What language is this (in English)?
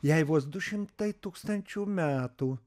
Lithuanian